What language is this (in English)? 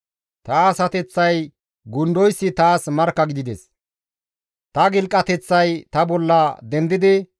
Gamo